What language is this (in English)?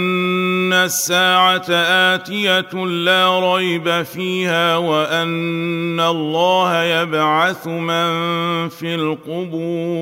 Arabic